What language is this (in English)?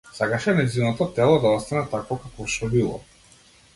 Macedonian